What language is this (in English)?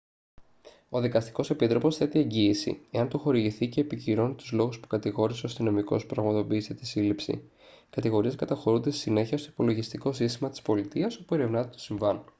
Greek